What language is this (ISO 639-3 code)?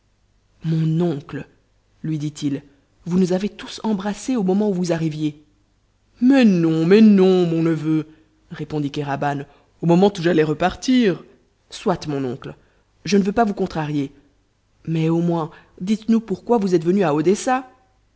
fra